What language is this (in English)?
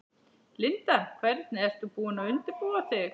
Icelandic